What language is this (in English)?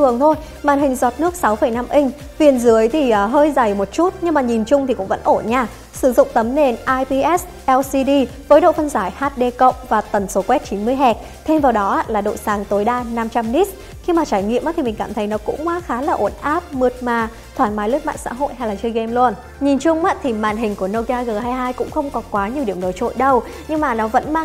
Vietnamese